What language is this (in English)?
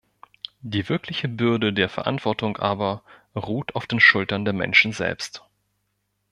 German